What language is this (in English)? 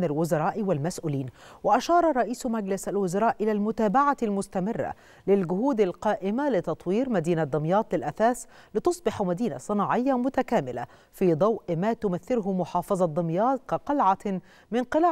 Arabic